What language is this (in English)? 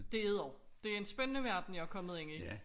Danish